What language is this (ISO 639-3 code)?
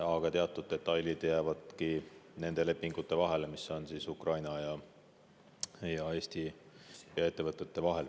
est